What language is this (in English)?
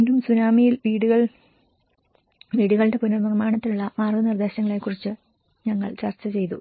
Malayalam